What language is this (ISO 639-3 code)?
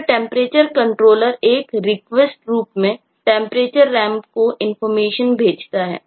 hin